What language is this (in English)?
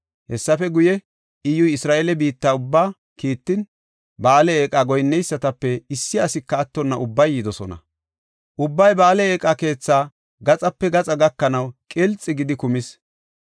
Gofa